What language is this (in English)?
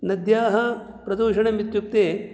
Sanskrit